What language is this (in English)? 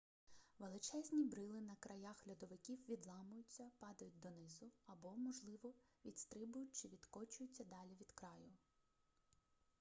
Ukrainian